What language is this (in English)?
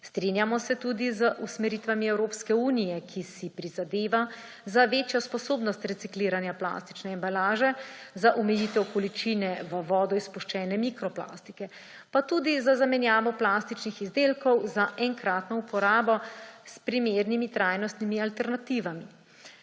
Slovenian